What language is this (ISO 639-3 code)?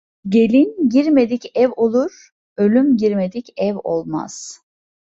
tur